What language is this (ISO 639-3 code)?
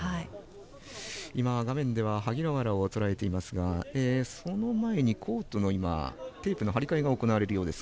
jpn